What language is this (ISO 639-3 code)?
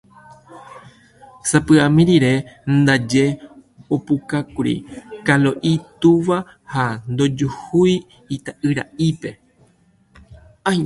grn